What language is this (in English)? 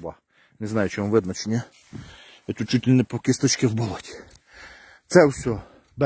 Ukrainian